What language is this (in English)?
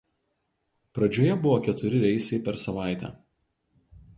Lithuanian